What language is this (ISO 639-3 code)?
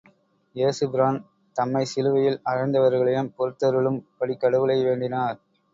tam